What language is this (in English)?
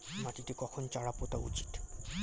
Bangla